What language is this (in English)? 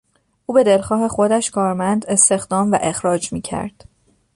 Persian